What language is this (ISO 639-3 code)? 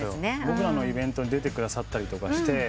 jpn